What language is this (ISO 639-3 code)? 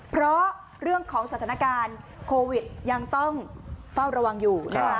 tha